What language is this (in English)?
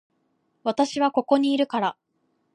Japanese